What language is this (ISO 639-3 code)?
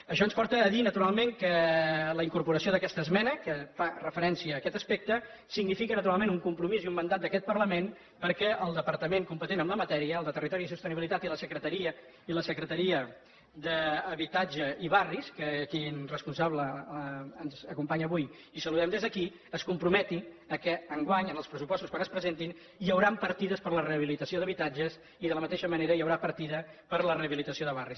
cat